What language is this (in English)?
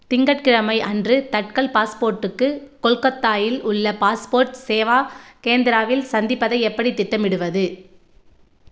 Tamil